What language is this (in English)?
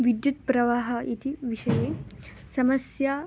Sanskrit